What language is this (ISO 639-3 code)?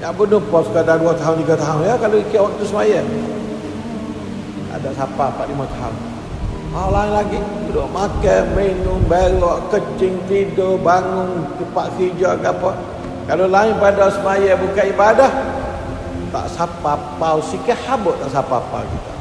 msa